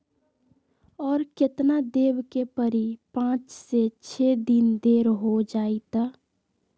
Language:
Magahi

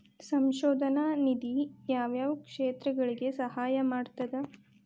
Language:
Kannada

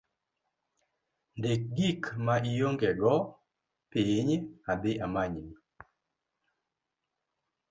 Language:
Luo (Kenya and Tanzania)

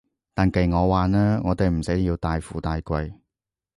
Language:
Cantonese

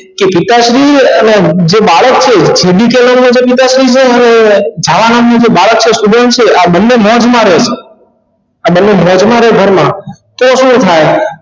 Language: Gujarati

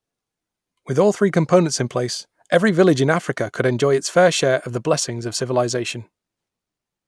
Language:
English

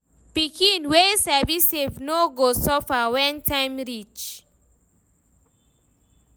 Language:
Nigerian Pidgin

